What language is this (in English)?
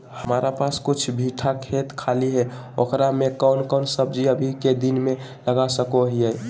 Magahi